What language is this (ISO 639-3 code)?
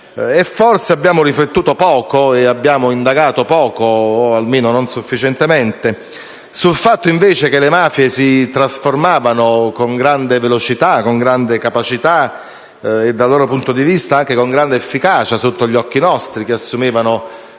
ita